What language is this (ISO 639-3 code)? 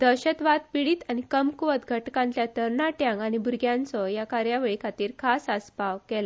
kok